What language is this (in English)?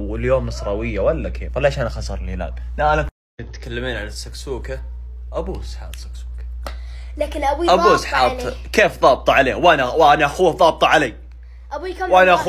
Arabic